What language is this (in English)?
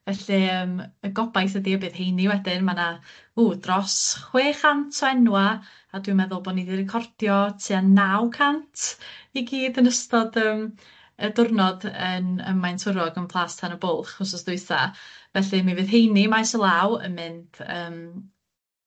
Welsh